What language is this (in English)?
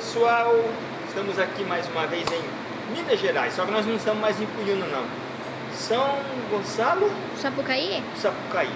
Portuguese